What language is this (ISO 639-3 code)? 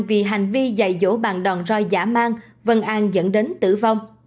vie